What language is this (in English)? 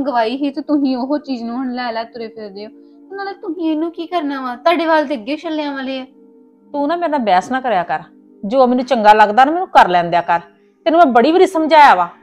Punjabi